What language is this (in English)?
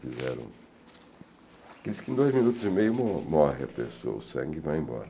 Portuguese